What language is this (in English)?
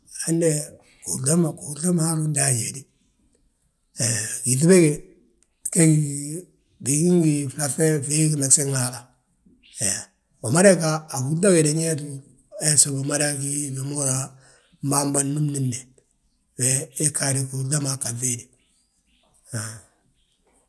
Balanta-Ganja